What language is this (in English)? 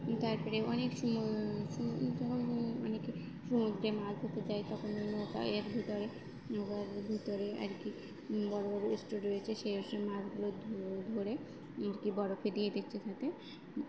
Bangla